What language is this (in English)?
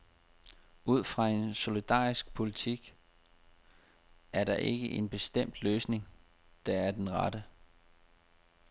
Danish